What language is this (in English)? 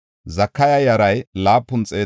Gofa